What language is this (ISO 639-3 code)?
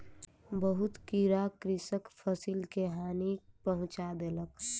mai